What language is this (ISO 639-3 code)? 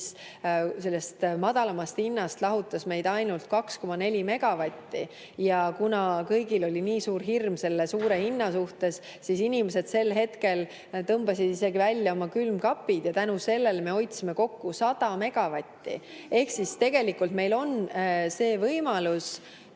est